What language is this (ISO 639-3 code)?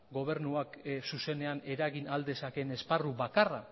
eus